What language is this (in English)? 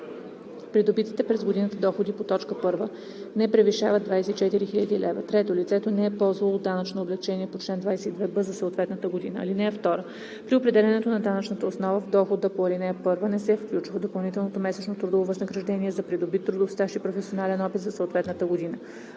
Bulgarian